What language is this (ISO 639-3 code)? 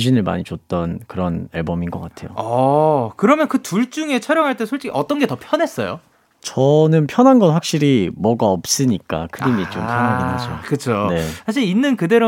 kor